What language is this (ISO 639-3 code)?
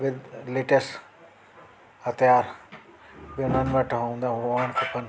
snd